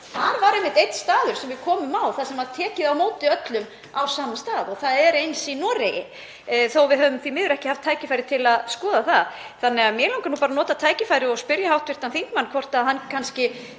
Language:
Icelandic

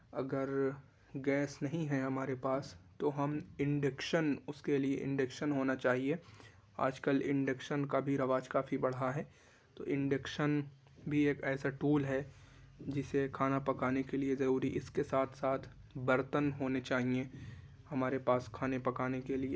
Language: Urdu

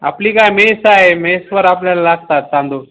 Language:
Marathi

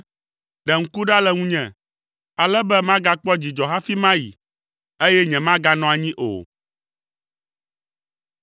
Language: Ewe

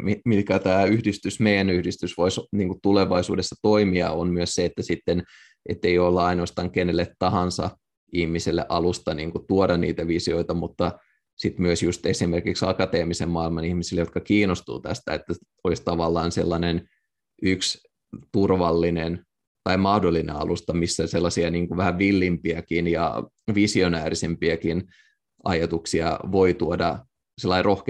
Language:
Finnish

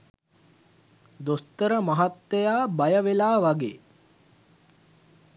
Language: Sinhala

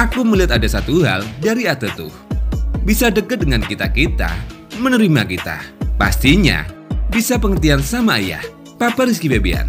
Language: Indonesian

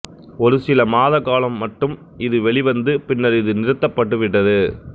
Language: Tamil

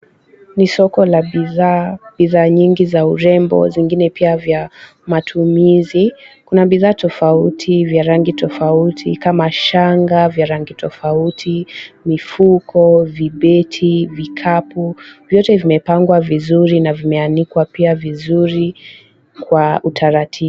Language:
Swahili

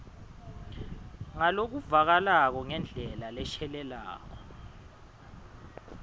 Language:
Swati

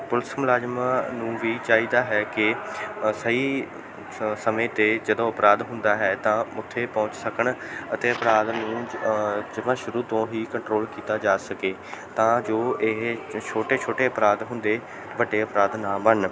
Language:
Punjabi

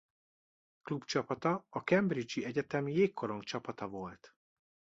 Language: Hungarian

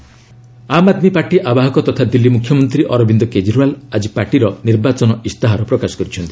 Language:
Odia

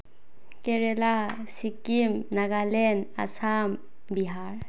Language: Manipuri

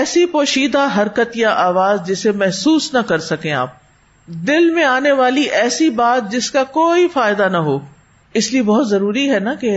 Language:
Urdu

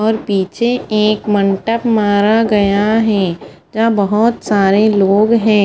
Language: Hindi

